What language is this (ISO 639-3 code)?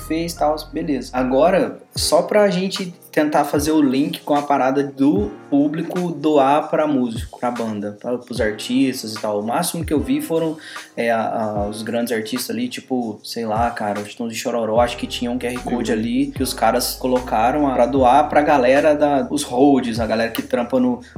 por